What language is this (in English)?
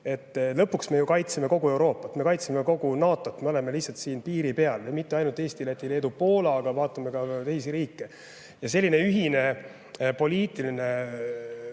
Estonian